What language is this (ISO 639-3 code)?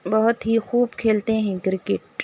urd